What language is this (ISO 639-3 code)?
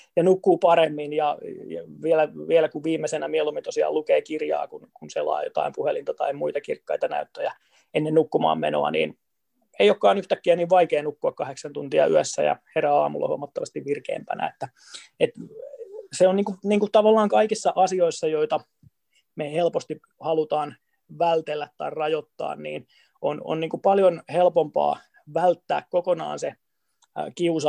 fin